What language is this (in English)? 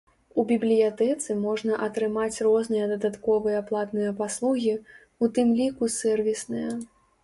Belarusian